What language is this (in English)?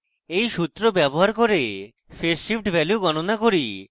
Bangla